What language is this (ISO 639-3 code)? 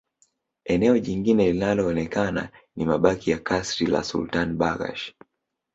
swa